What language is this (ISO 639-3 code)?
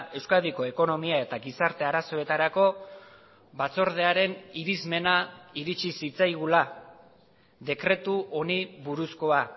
eus